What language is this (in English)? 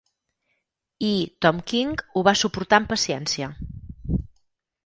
Catalan